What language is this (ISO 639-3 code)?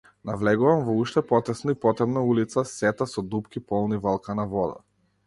mkd